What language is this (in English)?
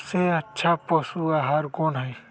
Magahi